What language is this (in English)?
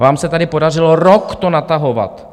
Czech